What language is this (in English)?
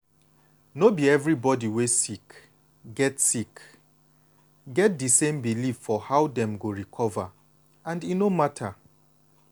Nigerian Pidgin